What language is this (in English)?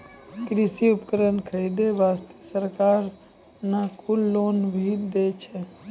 Maithili